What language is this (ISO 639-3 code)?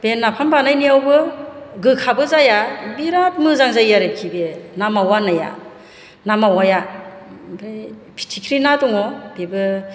brx